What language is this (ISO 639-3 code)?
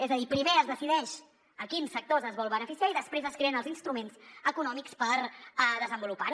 cat